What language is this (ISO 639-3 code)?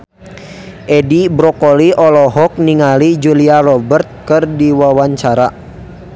sun